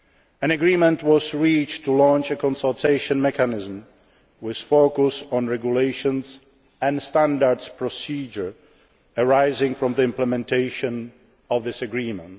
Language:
English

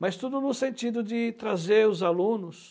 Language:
Portuguese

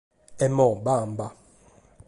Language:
Sardinian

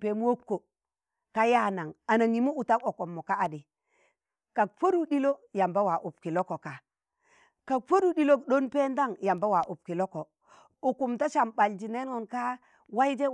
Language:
Tangale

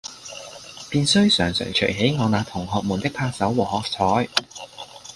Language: Cantonese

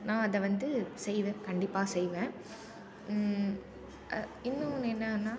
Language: Tamil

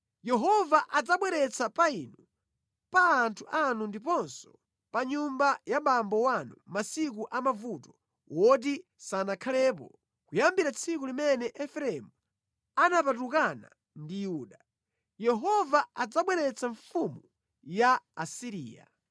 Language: Nyanja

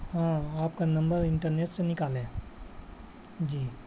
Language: Urdu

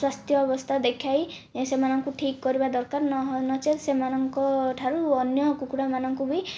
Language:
Odia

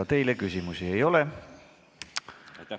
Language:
Estonian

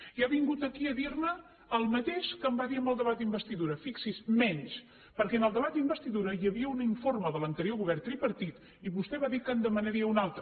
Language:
Catalan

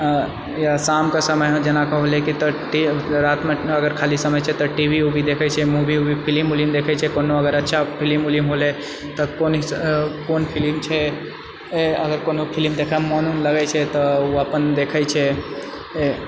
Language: Maithili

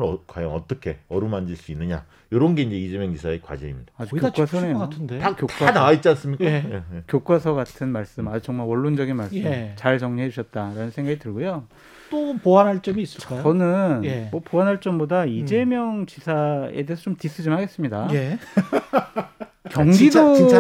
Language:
Korean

